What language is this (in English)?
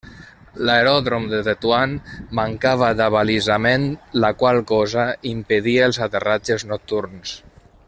Catalan